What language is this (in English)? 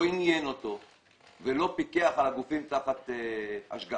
Hebrew